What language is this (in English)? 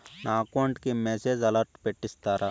Telugu